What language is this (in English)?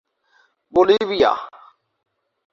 Urdu